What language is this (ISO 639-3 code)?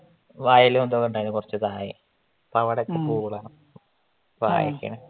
mal